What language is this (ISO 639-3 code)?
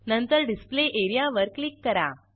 mar